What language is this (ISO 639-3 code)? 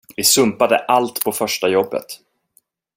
swe